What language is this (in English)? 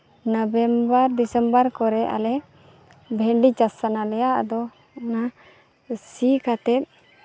Santali